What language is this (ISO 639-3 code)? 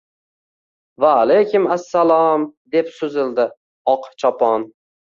uzb